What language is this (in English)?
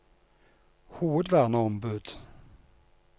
Norwegian